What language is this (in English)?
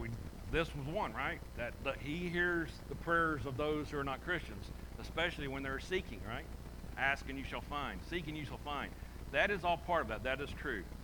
English